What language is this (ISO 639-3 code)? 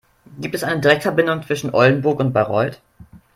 deu